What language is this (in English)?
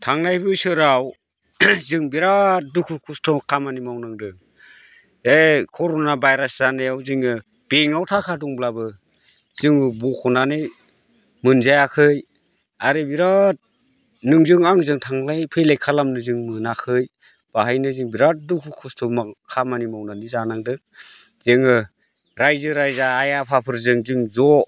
Bodo